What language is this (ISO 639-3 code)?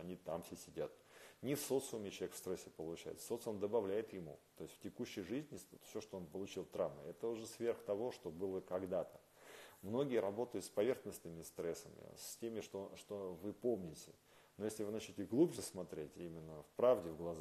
rus